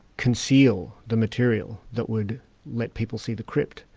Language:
English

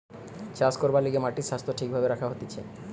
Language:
Bangla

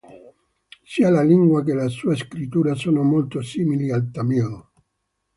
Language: Italian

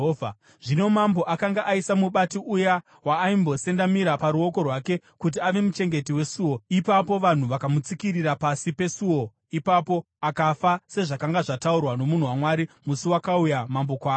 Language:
Shona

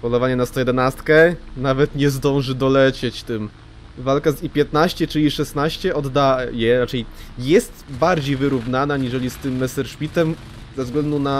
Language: Polish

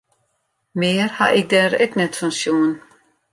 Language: Western Frisian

